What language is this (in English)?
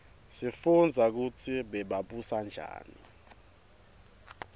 Swati